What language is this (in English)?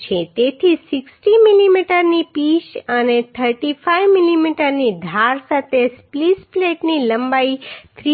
Gujarati